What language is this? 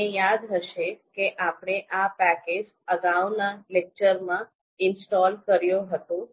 Gujarati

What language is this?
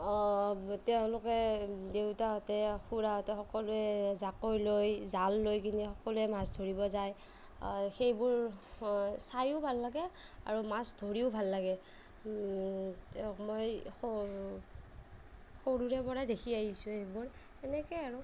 Assamese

